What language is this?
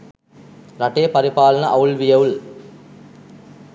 Sinhala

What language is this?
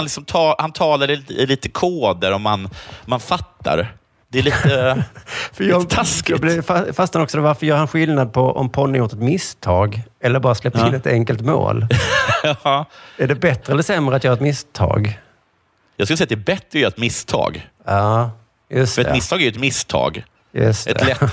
Swedish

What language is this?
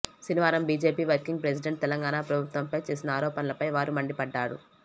Telugu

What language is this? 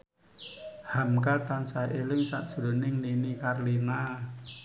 Javanese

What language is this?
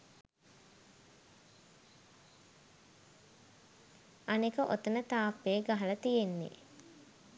Sinhala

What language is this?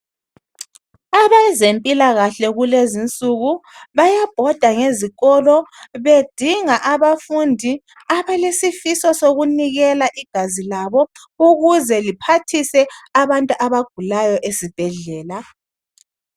North Ndebele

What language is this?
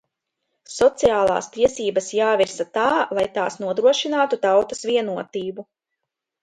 Latvian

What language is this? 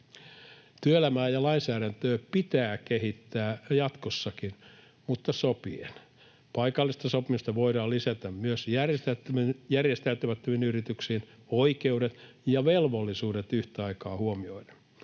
Finnish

